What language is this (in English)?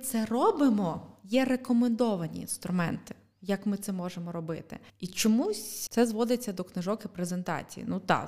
Ukrainian